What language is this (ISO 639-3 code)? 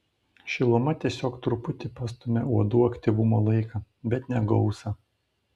lit